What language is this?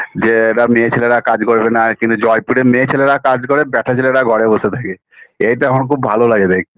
Bangla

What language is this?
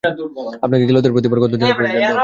Bangla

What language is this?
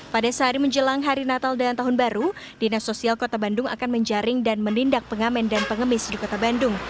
Indonesian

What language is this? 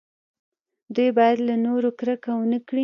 Pashto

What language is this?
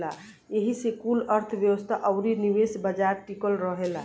Bhojpuri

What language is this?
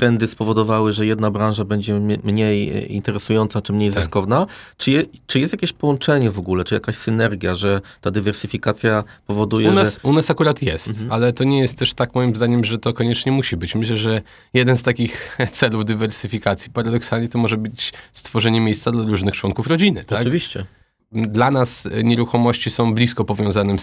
Polish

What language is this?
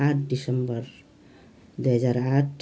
Nepali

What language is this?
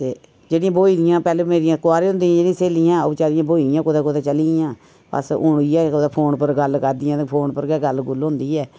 Dogri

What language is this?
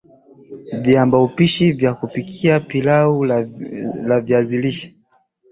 Swahili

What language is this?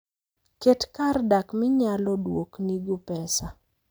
Luo (Kenya and Tanzania)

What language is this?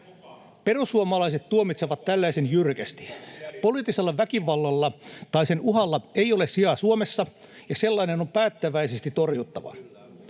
Finnish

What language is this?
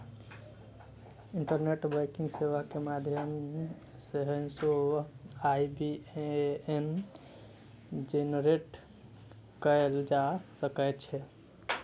Maithili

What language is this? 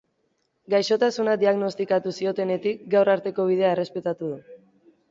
Basque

